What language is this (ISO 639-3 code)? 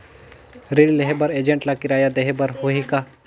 hne